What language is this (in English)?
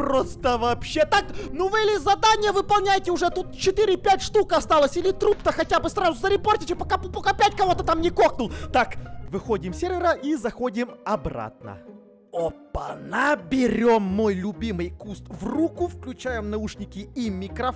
Russian